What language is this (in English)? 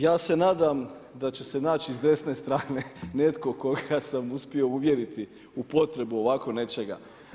Croatian